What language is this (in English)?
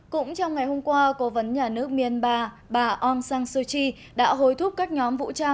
Vietnamese